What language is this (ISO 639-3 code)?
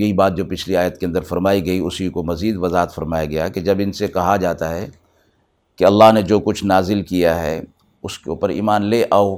urd